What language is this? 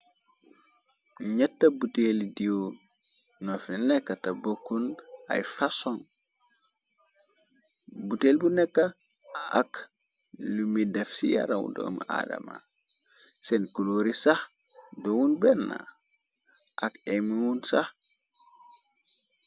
Wolof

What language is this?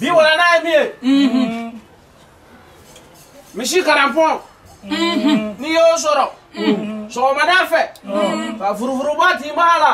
French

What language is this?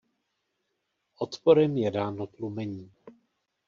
Czech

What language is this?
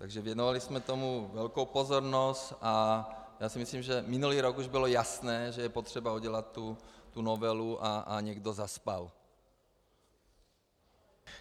Czech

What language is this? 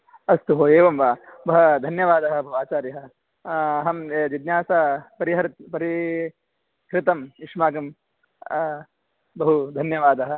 Sanskrit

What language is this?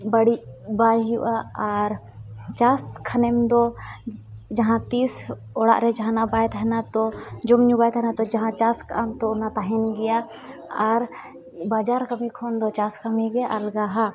Santali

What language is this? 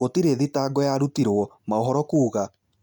Kikuyu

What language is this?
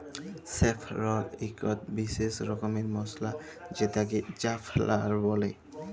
Bangla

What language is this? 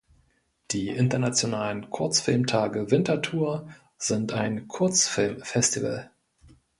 German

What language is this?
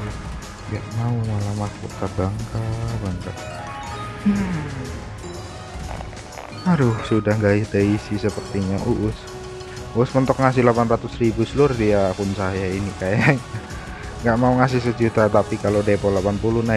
Indonesian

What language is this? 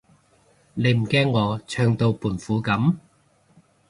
Cantonese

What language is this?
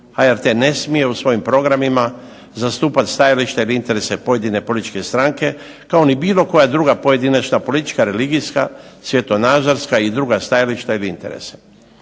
Croatian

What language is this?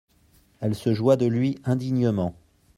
French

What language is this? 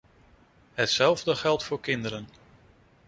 Dutch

